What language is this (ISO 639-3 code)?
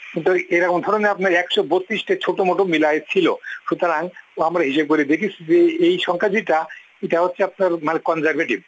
ben